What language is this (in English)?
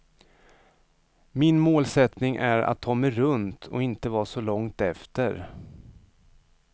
Swedish